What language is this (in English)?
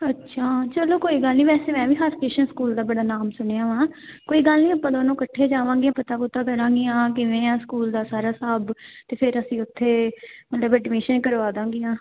Punjabi